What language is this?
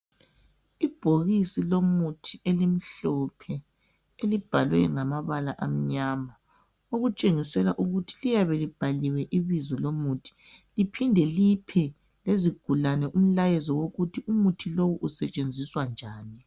North Ndebele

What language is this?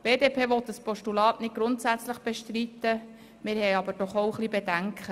Swiss German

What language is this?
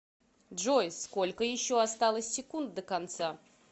Russian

